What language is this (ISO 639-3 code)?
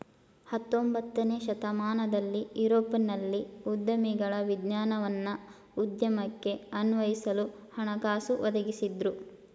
kan